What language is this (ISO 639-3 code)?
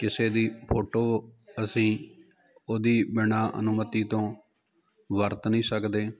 pan